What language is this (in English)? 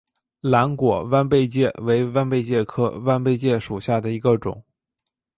Chinese